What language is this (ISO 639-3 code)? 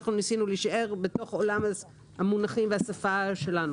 heb